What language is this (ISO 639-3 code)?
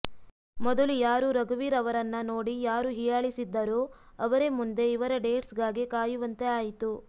kan